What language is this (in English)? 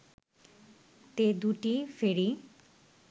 Bangla